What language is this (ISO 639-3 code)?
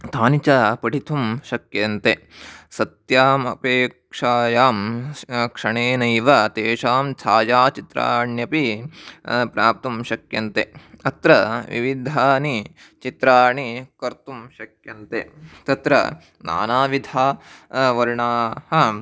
san